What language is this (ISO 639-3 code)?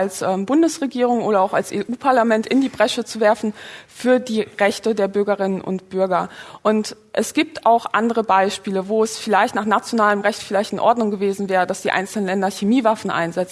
deu